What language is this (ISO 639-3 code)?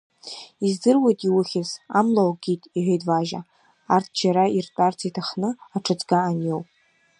abk